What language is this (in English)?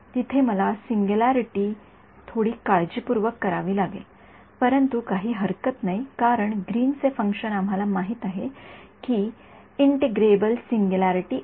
Marathi